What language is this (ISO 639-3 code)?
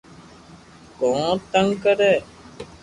lrk